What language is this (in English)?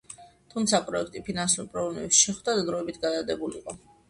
Georgian